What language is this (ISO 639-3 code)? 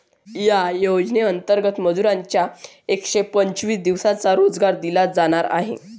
mar